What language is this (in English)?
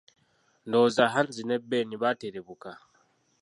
Ganda